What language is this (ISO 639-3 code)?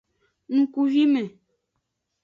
ajg